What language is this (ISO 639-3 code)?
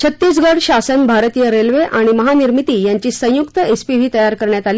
mar